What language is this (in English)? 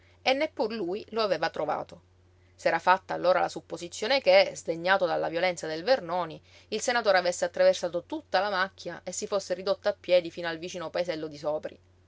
Italian